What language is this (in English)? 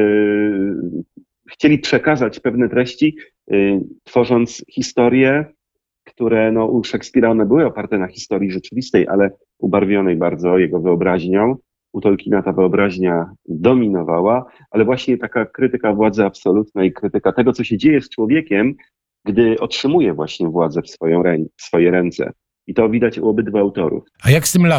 Polish